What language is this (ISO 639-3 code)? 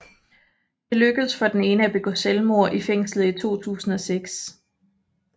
dan